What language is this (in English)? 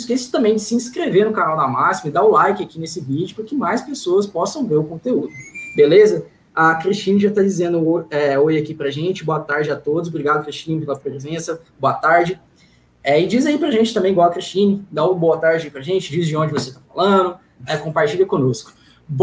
Portuguese